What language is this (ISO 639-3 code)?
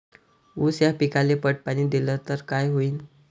mar